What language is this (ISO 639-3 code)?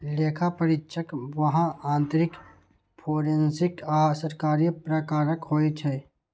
mai